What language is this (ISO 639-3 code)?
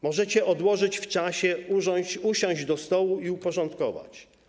pol